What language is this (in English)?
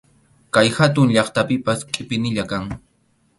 Arequipa-La Unión Quechua